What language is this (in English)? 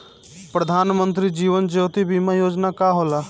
Bhojpuri